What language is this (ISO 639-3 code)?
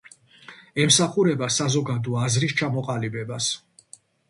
kat